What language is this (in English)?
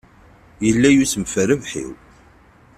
Kabyle